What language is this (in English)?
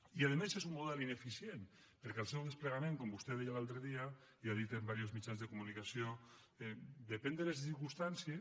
Catalan